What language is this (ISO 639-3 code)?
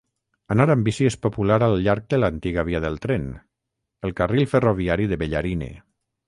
cat